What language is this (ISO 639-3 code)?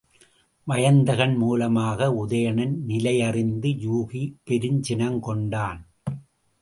tam